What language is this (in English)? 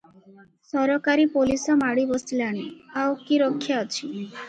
Odia